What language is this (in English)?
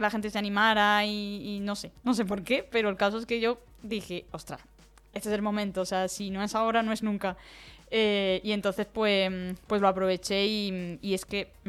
Spanish